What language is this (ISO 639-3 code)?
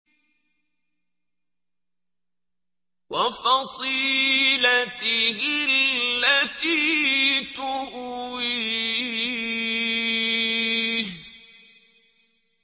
ara